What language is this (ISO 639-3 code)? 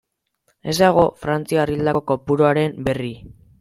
eus